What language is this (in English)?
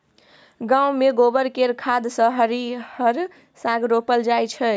Maithili